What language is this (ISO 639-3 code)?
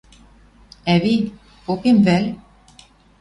mrj